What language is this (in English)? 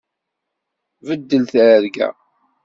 Kabyle